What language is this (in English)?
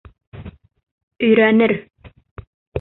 Bashkir